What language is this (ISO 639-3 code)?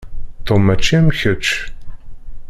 kab